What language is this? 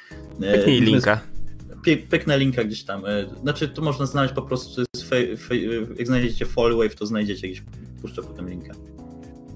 Polish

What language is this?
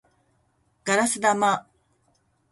Japanese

